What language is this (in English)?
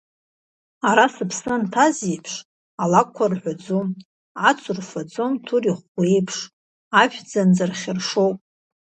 Abkhazian